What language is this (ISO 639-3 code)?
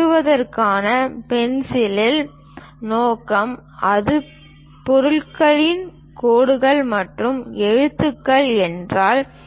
tam